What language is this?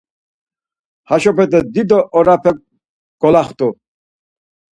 Laz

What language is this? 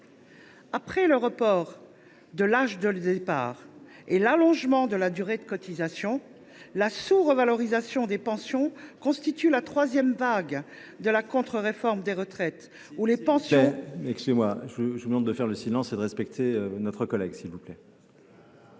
French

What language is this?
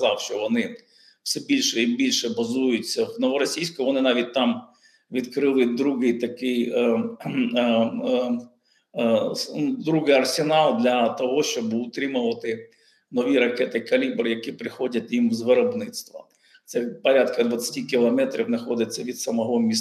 Ukrainian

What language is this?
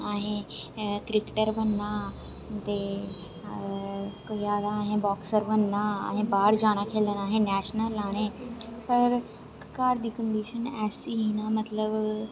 Dogri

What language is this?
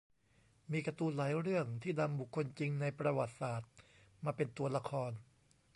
Thai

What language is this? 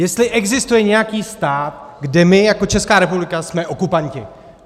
Czech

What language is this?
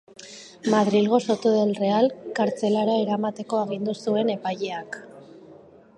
Basque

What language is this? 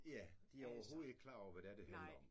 Danish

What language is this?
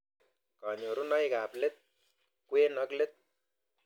Kalenjin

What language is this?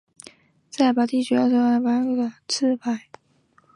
Chinese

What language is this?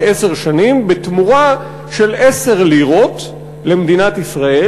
Hebrew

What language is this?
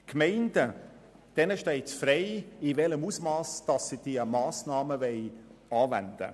Swiss German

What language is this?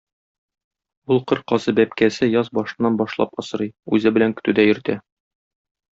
Tatar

